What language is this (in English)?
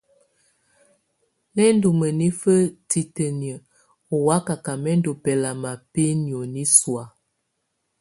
Tunen